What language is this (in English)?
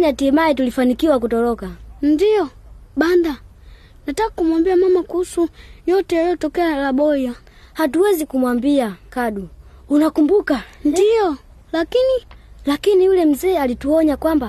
Swahili